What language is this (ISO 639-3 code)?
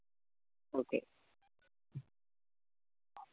mal